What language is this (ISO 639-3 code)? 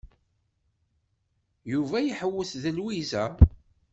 kab